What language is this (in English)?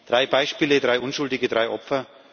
German